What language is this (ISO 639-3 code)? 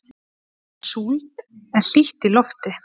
isl